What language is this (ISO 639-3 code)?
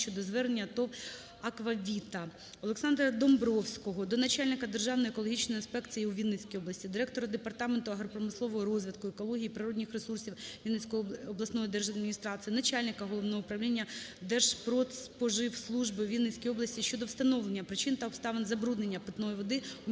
ukr